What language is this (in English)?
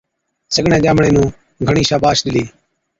Od